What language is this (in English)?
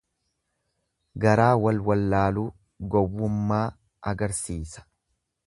Oromo